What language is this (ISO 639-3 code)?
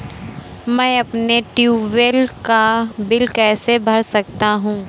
hin